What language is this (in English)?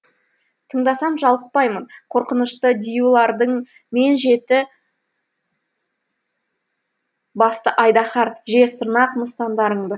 Kazakh